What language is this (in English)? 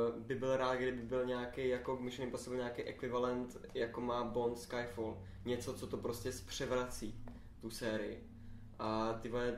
Czech